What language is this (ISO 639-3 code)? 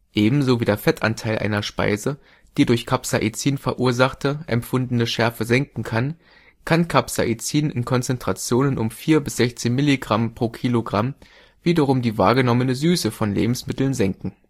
deu